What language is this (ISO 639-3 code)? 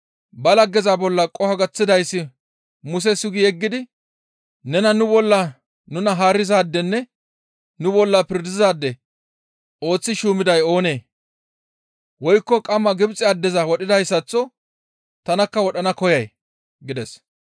gmv